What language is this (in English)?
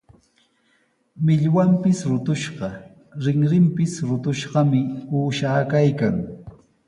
Sihuas Ancash Quechua